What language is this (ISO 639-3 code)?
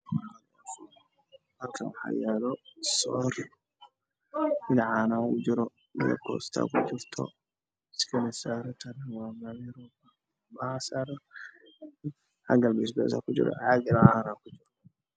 som